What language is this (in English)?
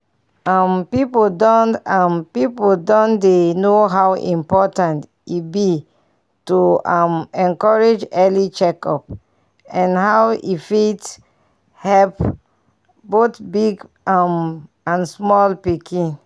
Nigerian Pidgin